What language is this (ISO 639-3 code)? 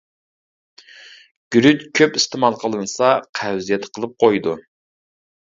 uig